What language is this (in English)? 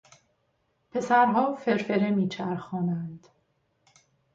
Persian